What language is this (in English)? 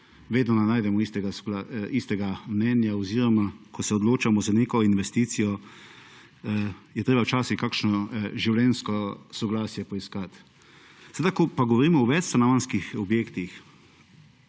Slovenian